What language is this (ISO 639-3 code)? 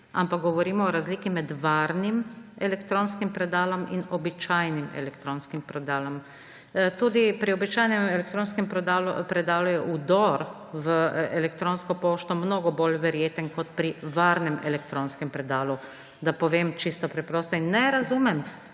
slv